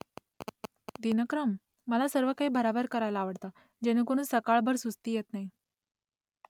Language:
Marathi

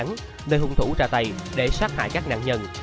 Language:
Vietnamese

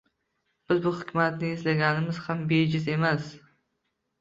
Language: Uzbek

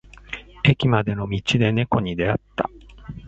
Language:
Japanese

